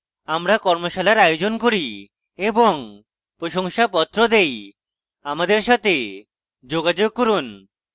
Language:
Bangla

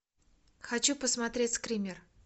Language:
Russian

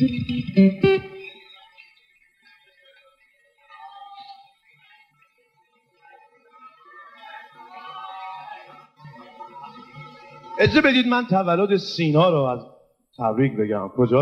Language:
Persian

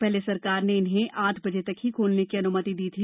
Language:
Hindi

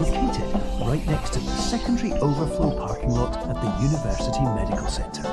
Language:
Indonesian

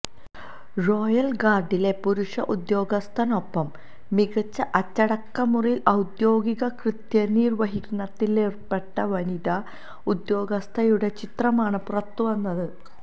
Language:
Malayalam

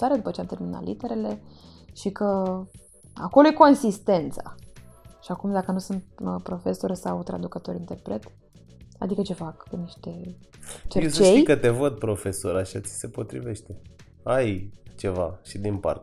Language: Romanian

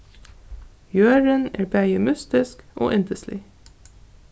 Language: Faroese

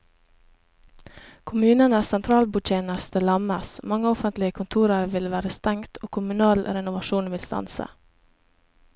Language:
Norwegian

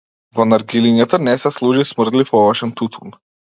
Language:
Macedonian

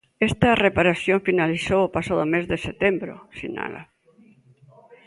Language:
Galician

